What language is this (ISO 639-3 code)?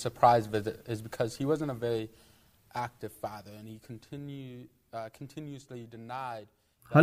fas